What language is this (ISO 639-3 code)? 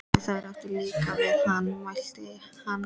isl